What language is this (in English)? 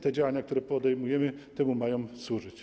Polish